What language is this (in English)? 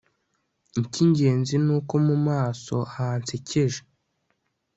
Kinyarwanda